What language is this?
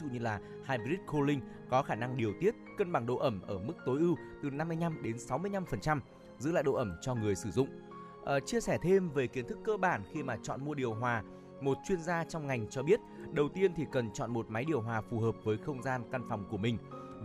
Vietnamese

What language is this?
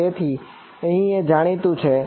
Gujarati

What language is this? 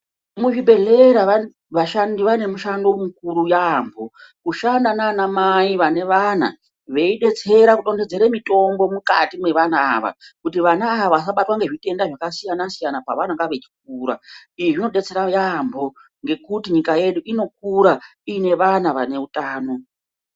Ndau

